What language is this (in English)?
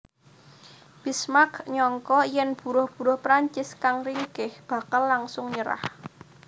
Javanese